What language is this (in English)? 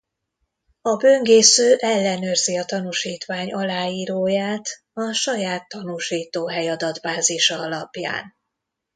Hungarian